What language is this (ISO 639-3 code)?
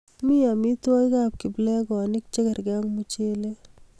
kln